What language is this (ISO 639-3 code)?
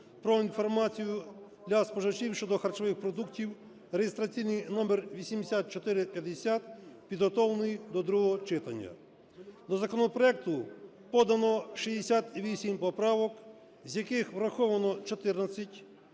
ukr